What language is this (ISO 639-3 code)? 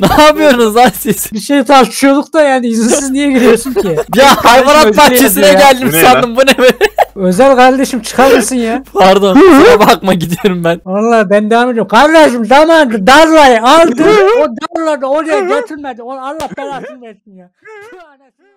tur